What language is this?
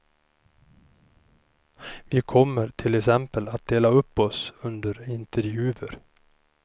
Swedish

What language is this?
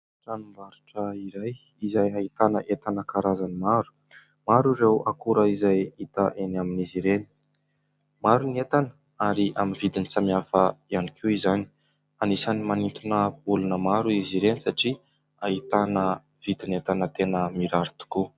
Malagasy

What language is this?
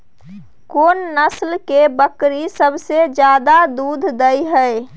Maithili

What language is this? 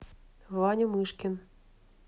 Russian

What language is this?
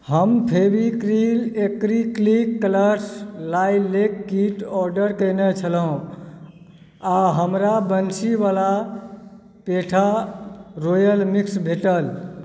Maithili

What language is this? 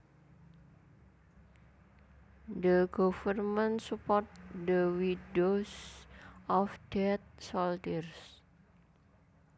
Javanese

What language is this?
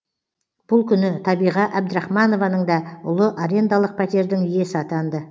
Kazakh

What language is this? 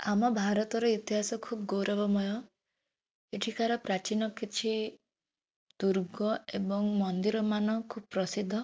Odia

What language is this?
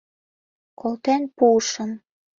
Mari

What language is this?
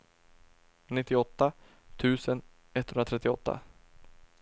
Swedish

